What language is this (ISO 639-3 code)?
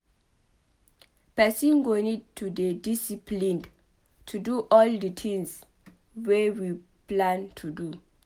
pcm